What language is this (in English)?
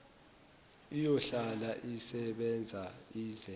Zulu